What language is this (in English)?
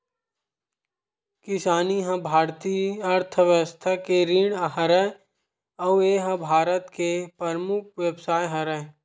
Chhattisgarhi